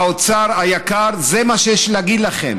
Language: Hebrew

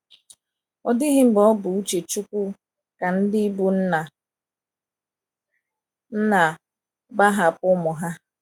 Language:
Igbo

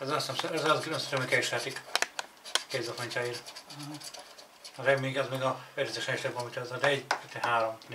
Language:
Hungarian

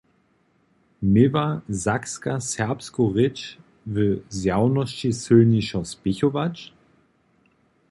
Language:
Upper Sorbian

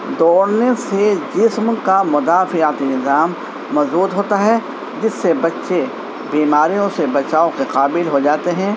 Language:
Urdu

